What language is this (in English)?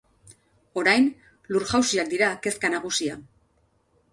Basque